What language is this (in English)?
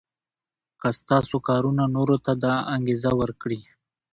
Pashto